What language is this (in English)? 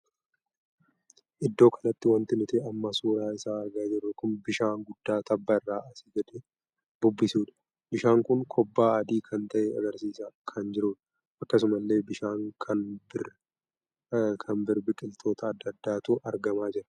Oromo